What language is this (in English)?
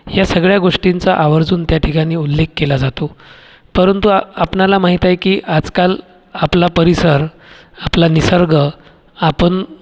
Marathi